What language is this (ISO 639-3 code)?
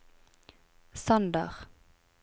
nor